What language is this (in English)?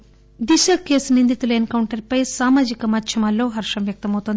Telugu